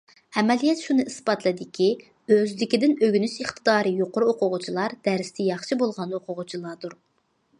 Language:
Uyghur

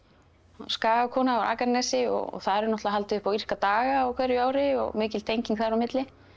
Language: Icelandic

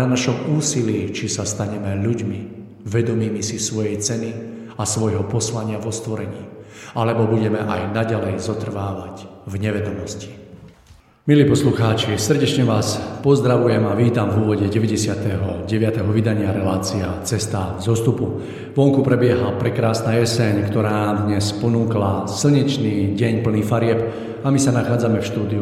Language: Slovak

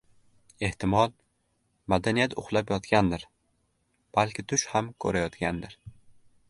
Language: Uzbek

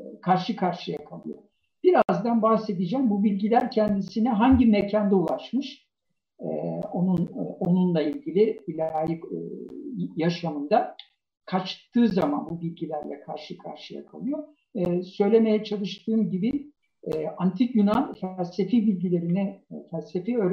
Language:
Turkish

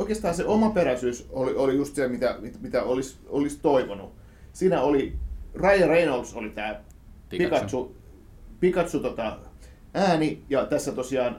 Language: Finnish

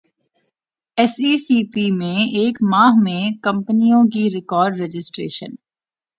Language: Urdu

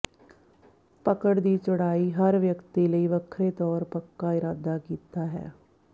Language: Punjabi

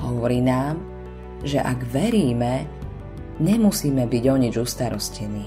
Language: Slovak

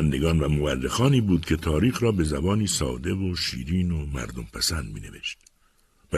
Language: Persian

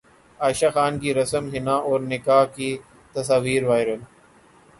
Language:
Urdu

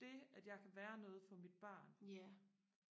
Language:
Danish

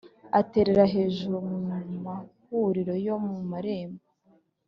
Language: Kinyarwanda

